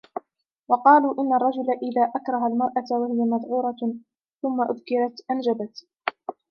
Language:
Arabic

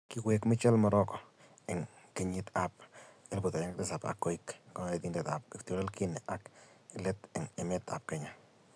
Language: Kalenjin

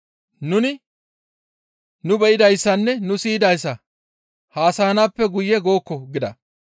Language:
Gamo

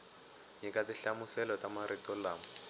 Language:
Tsonga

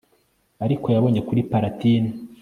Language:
Kinyarwanda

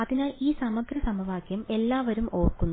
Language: Malayalam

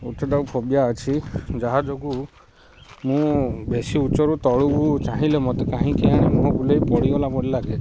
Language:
Odia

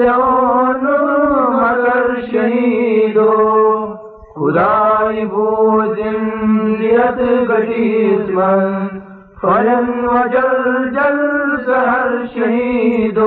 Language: Urdu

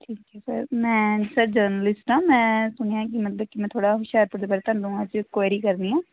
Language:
Punjabi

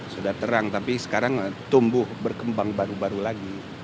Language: Indonesian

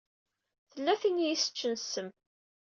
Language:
Kabyle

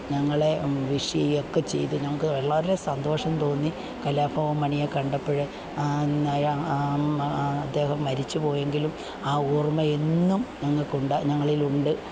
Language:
Malayalam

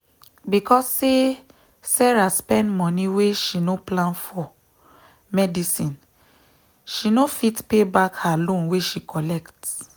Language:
Nigerian Pidgin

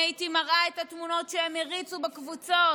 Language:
Hebrew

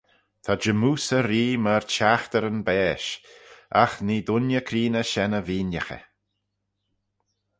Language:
Manx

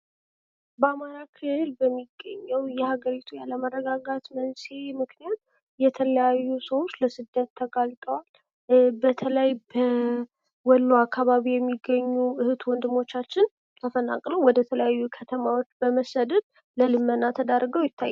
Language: Amharic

